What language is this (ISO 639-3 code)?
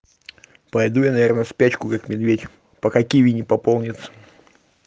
rus